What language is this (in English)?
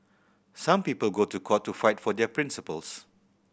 English